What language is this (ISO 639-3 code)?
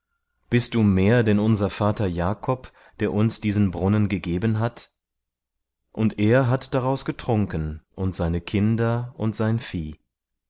deu